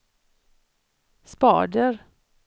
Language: Swedish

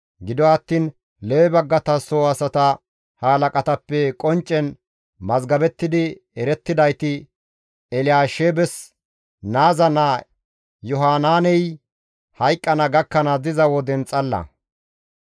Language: Gamo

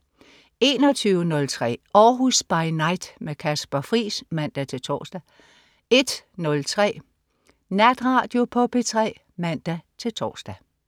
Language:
Danish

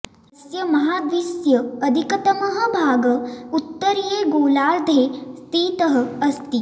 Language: Sanskrit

